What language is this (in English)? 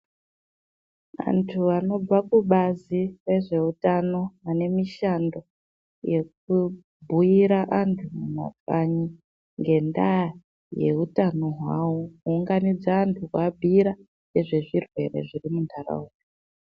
Ndau